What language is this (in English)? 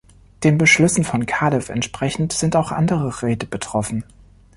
German